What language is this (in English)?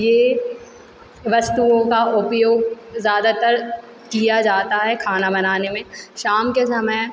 Hindi